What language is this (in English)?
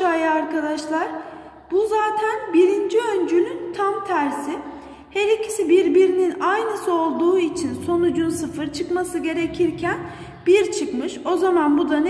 Turkish